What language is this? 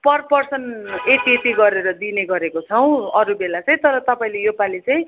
Nepali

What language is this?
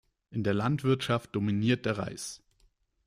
German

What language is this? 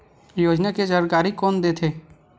Chhattisgarhi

